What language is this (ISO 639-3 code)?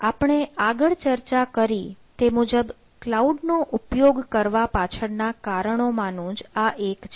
guj